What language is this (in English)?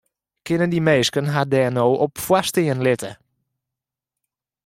Western Frisian